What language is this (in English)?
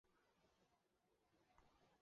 Chinese